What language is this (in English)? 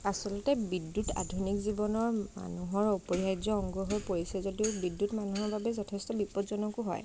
Assamese